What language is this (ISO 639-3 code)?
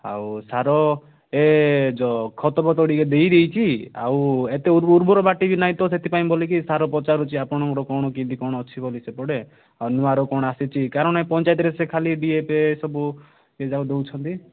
ori